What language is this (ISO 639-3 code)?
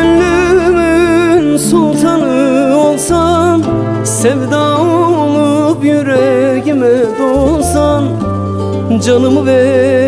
tur